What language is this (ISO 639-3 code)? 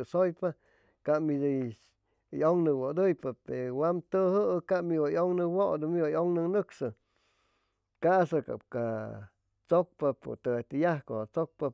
zoh